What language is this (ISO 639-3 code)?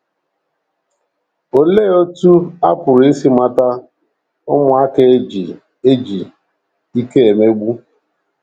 ibo